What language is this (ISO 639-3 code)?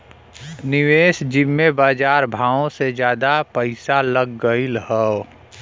bho